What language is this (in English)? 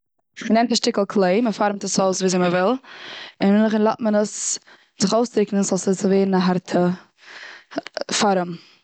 Yiddish